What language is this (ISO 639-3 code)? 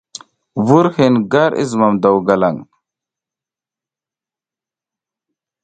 giz